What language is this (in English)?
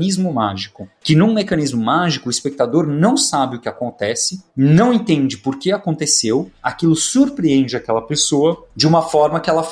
Portuguese